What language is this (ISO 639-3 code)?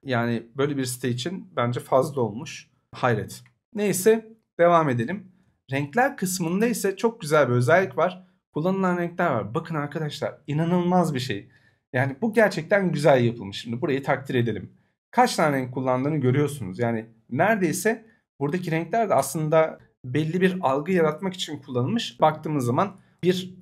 tur